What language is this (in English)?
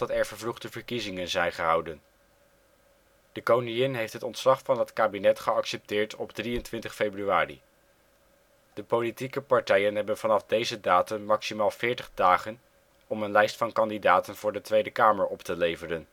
Dutch